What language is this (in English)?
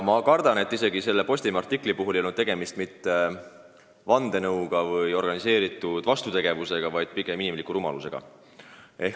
Estonian